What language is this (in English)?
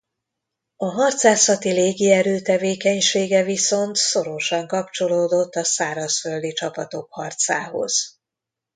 Hungarian